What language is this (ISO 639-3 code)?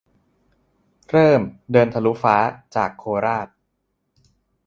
tha